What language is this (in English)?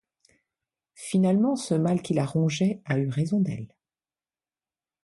French